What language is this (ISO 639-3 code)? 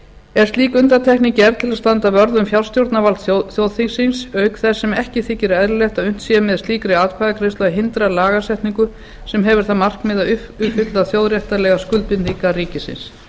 isl